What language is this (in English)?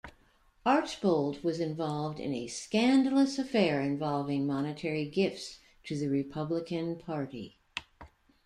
English